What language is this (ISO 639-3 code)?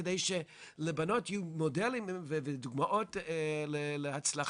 heb